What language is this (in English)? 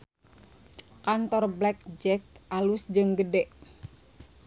Sundanese